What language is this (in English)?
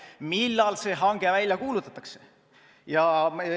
Estonian